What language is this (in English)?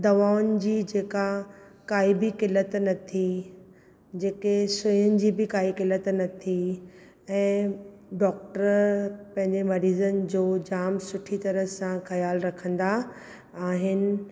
Sindhi